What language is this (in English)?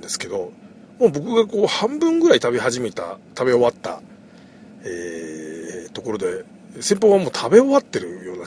Japanese